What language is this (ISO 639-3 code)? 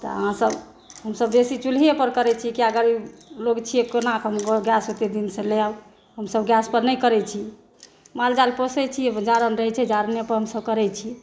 mai